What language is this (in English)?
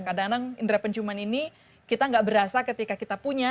Indonesian